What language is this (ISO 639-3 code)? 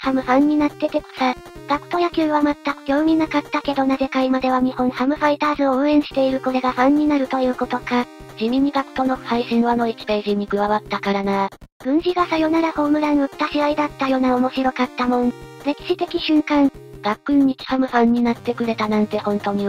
jpn